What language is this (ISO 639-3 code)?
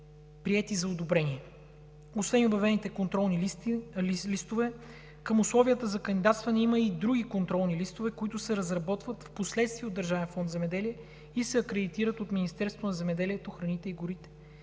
bul